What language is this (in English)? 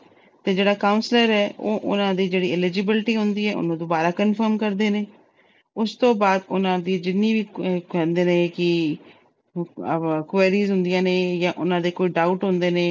Punjabi